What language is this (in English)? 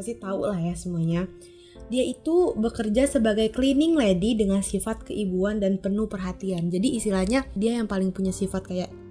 Indonesian